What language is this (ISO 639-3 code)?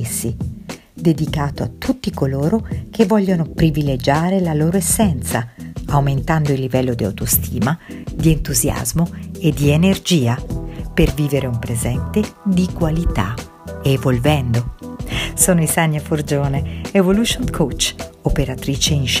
ita